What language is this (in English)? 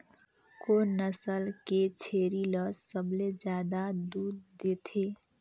Chhattisgarhi